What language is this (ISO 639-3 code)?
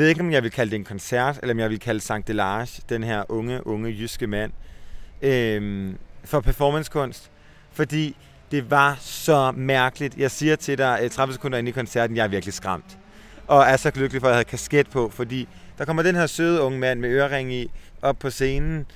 dan